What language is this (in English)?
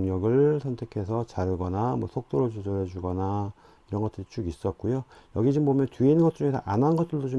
Korean